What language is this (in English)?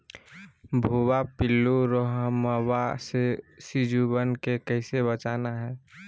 Magahi